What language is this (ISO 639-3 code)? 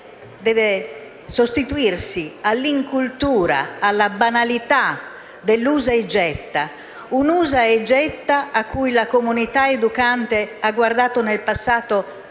ita